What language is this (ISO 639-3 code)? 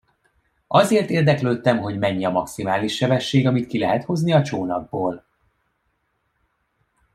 hun